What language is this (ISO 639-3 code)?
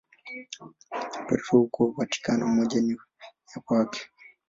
swa